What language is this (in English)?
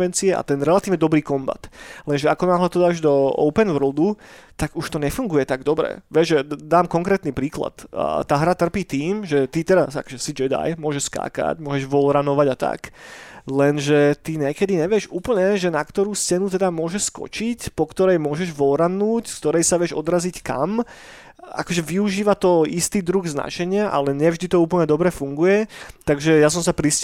Slovak